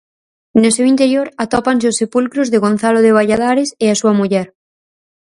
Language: Galician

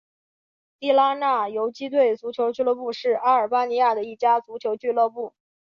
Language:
Chinese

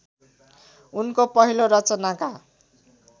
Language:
Nepali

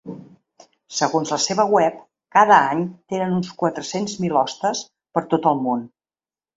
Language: Catalan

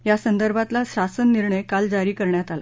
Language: Marathi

